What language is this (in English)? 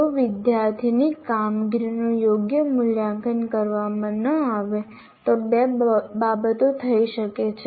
Gujarati